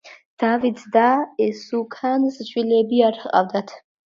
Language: Georgian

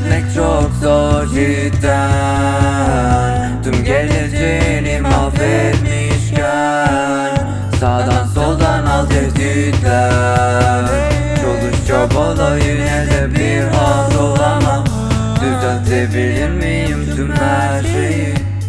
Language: Turkish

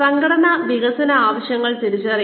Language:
Malayalam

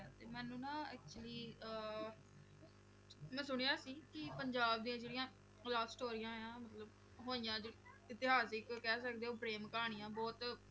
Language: Punjabi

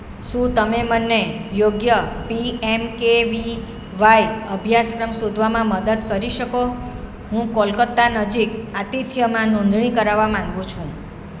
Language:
Gujarati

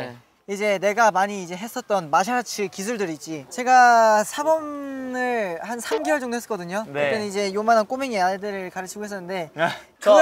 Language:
Korean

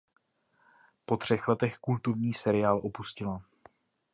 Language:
Czech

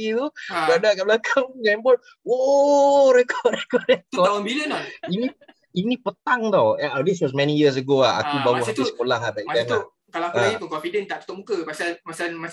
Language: Malay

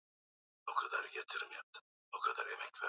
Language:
Swahili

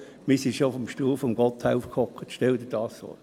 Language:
Swiss German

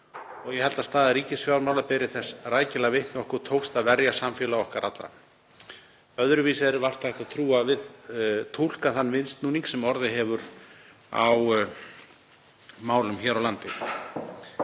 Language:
Icelandic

